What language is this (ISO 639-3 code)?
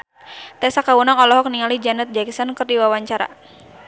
sun